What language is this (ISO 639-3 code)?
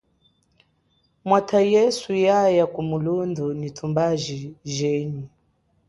cjk